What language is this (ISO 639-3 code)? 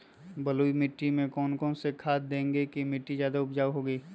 mag